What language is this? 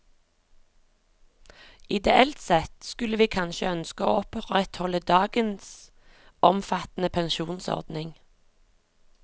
Norwegian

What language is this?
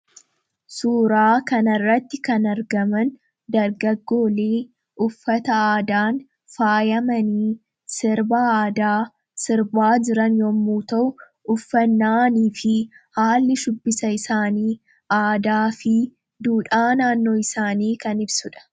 Oromo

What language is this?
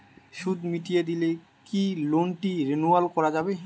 Bangla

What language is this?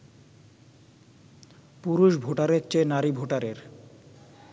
Bangla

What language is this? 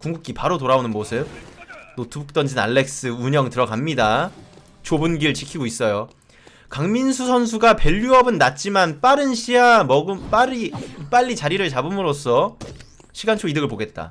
Korean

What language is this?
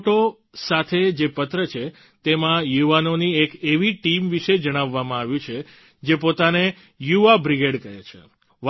Gujarati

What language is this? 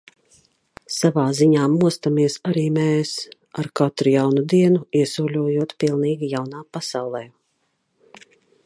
Latvian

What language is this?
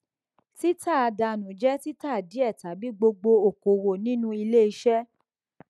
Yoruba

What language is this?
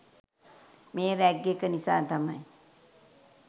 Sinhala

